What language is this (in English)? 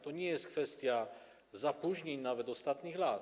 Polish